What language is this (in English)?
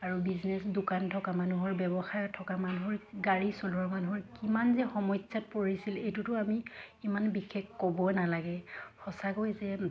Assamese